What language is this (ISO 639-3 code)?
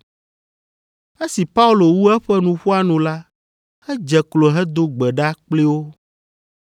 ewe